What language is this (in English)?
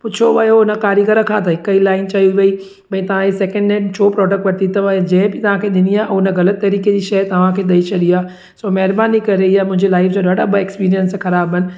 Sindhi